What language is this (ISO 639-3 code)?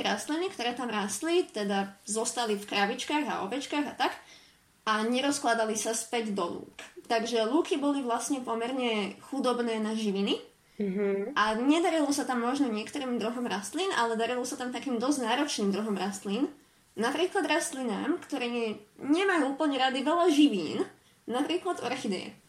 slk